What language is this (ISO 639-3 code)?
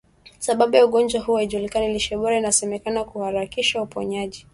swa